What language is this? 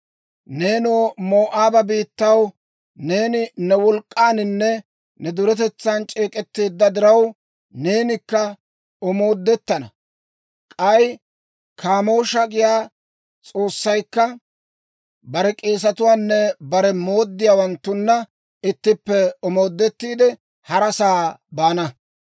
Dawro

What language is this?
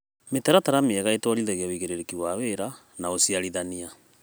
Kikuyu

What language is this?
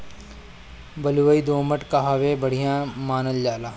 Bhojpuri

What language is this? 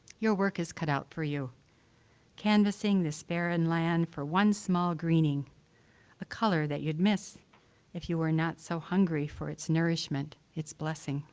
English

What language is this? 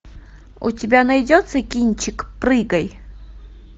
Russian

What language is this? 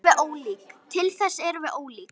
Icelandic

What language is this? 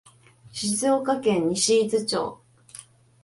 Japanese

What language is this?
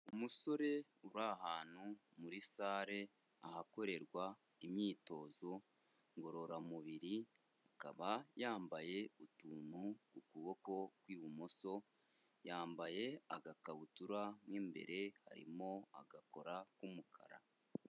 Kinyarwanda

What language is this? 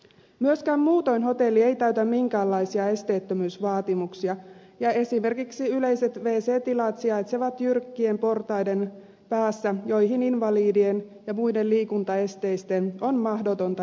Finnish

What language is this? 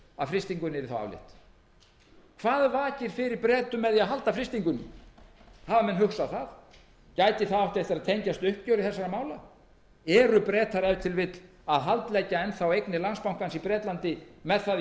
Icelandic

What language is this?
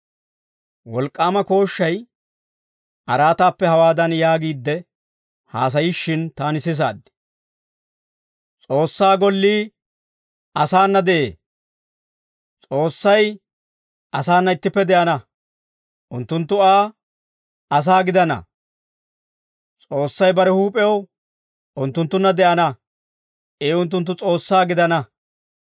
Dawro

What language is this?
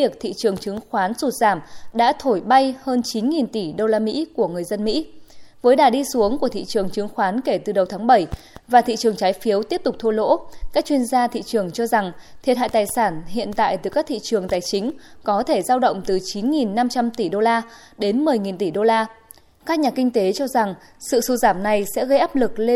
Vietnamese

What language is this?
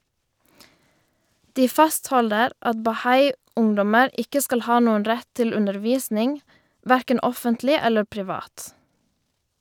Norwegian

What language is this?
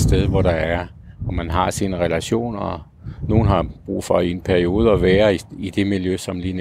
Danish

